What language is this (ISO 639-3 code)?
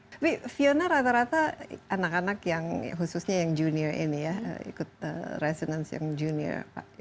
ind